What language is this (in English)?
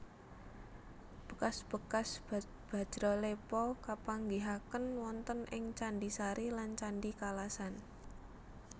Javanese